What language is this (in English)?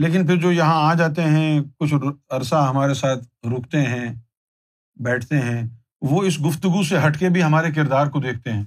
Urdu